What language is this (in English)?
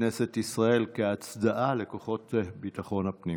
Hebrew